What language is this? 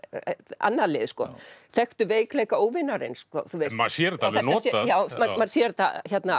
Icelandic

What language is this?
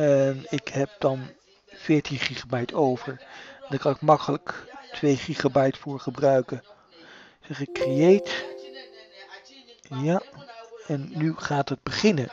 Dutch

